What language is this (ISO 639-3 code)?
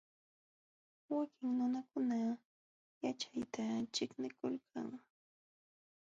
qxw